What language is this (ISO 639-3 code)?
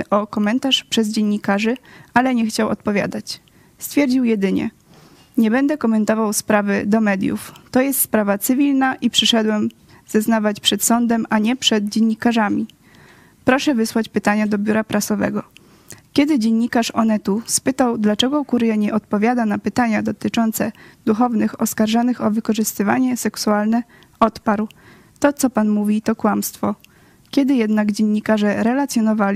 pol